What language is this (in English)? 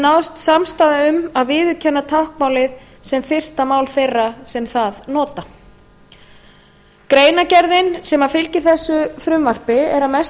Icelandic